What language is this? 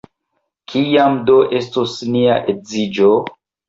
Esperanto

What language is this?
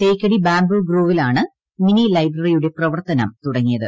Malayalam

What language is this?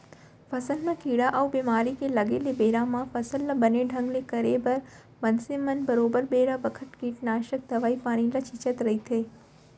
Chhattisgarhi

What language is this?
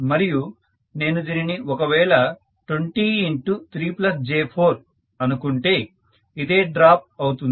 Telugu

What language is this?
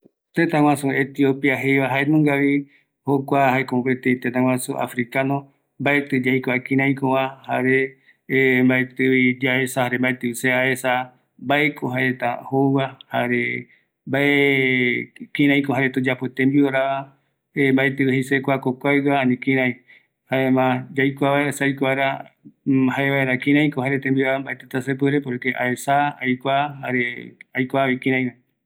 Eastern Bolivian Guaraní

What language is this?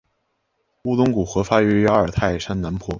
Chinese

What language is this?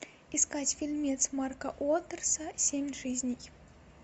Russian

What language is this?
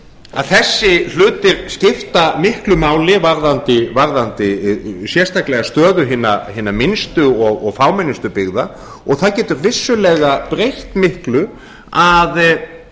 Icelandic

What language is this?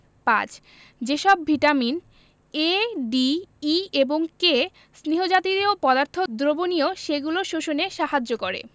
Bangla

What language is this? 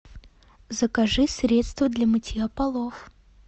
Russian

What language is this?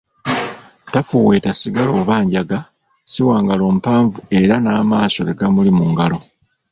Ganda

